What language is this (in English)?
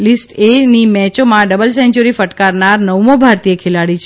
Gujarati